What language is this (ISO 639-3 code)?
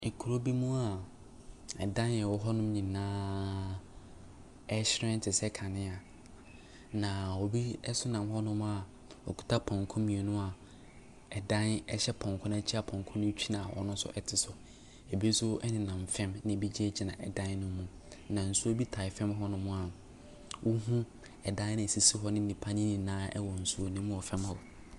aka